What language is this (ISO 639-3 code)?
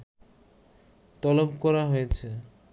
ben